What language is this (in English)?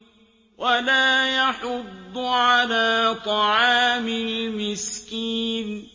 Arabic